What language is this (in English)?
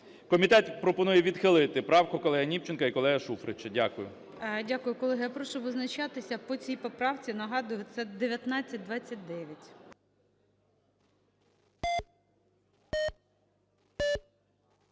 Ukrainian